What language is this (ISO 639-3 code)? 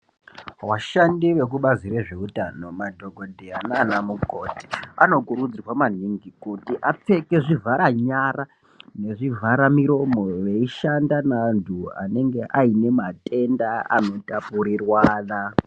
ndc